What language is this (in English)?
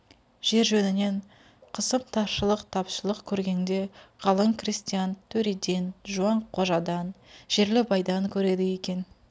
Kazakh